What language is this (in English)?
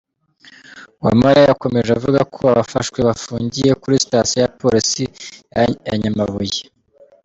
Kinyarwanda